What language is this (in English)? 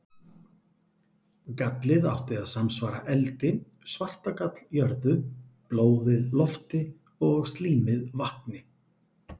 Icelandic